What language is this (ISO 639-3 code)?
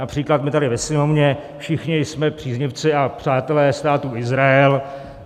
ces